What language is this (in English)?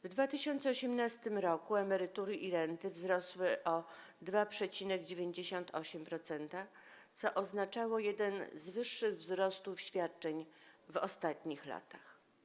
Polish